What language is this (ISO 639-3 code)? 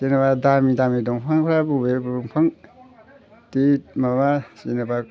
brx